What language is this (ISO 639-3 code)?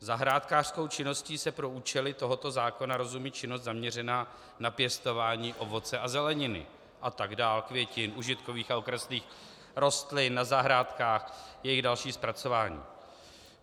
ces